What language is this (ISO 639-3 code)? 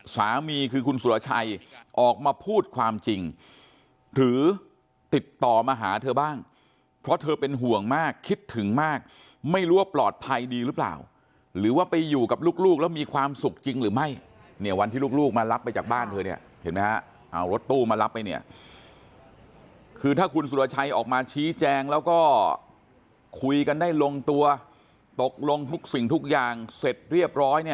tha